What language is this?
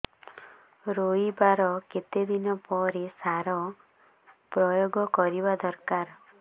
Odia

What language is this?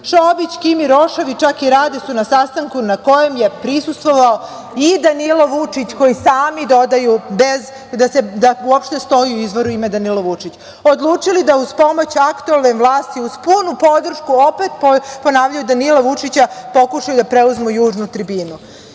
Serbian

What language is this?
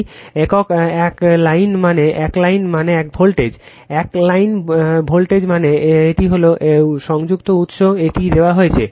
Bangla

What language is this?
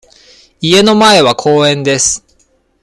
Japanese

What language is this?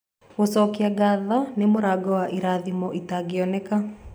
Kikuyu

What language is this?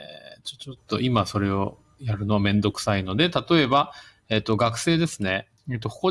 Japanese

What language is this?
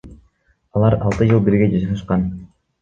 Kyrgyz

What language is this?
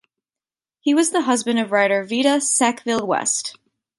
English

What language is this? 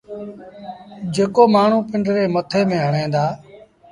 Sindhi Bhil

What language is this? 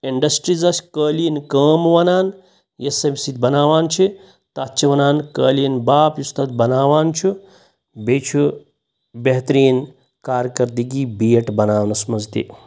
Kashmiri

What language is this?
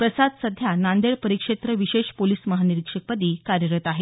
Marathi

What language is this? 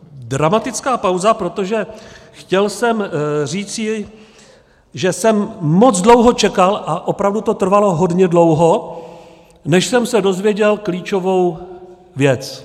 Czech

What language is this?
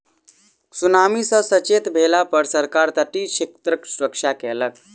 Maithili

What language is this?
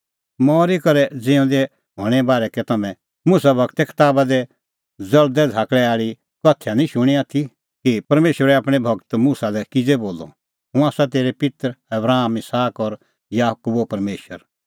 Kullu Pahari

